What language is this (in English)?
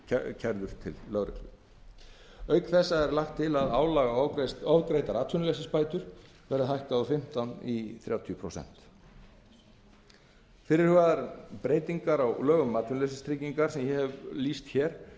Icelandic